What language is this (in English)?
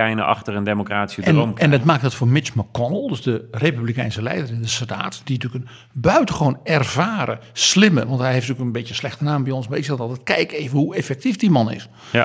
Dutch